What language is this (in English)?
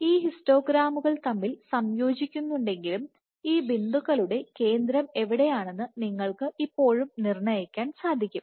Malayalam